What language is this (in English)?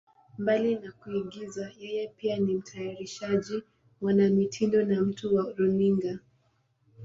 Swahili